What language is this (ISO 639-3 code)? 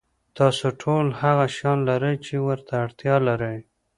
pus